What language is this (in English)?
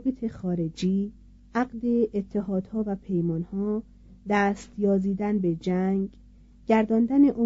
Persian